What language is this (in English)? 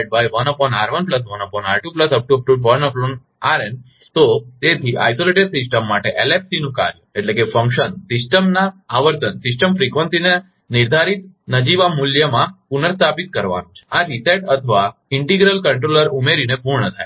Gujarati